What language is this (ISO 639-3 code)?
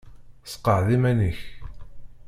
kab